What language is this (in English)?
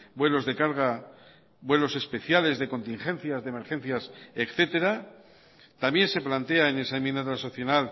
Spanish